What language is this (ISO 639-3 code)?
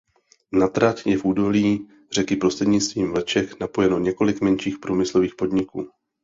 ces